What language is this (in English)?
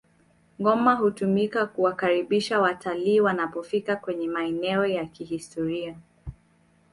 Swahili